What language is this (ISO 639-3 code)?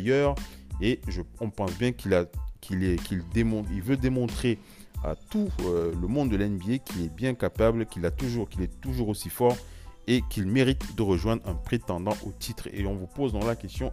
fra